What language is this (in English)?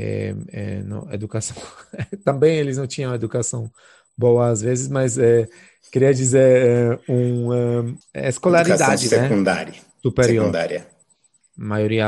Portuguese